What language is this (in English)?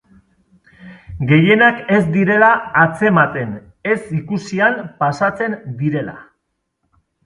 Basque